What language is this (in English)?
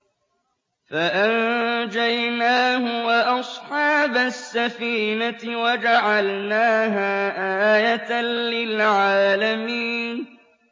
Arabic